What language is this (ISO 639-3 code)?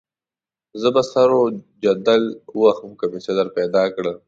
pus